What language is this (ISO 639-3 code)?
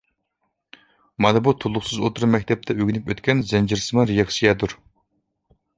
uig